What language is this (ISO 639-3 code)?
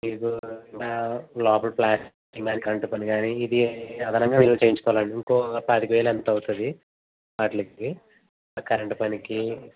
tel